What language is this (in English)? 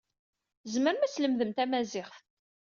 Kabyle